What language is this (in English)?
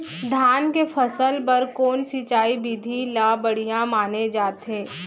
Chhattisgarhi